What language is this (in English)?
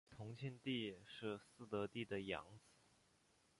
Chinese